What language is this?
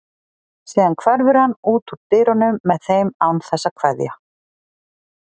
Icelandic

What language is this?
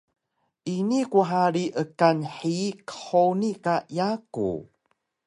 Taroko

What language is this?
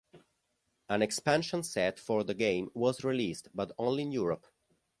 English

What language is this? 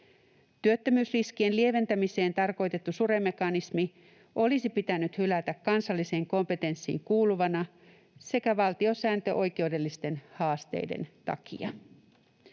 Finnish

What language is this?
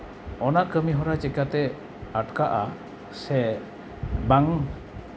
Santali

